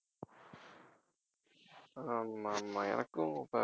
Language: Tamil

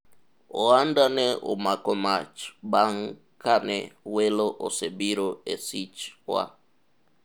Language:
Luo (Kenya and Tanzania)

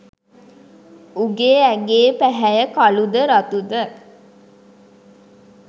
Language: Sinhala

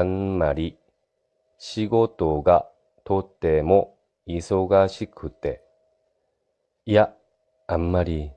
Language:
Japanese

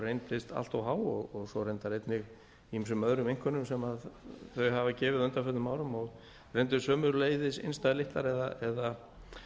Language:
Icelandic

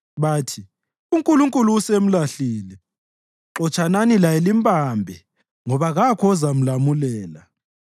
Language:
North Ndebele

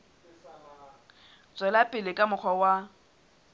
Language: Southern Sotho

